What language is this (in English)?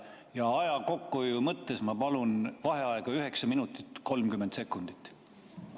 Estonian